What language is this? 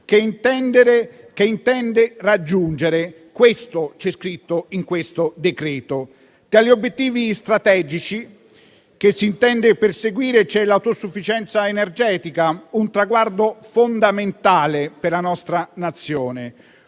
Italian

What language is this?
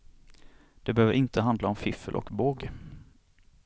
Swedish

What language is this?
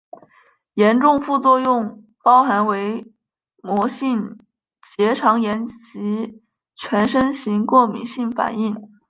Chinese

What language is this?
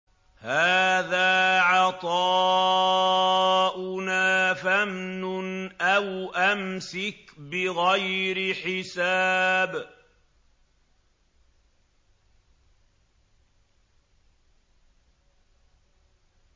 Arabic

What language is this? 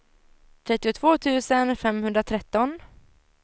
Swedish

